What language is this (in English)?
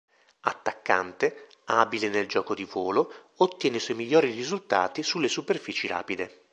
Italian